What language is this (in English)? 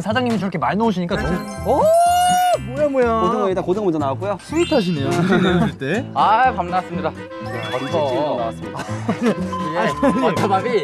Korean